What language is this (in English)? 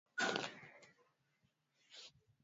Swahili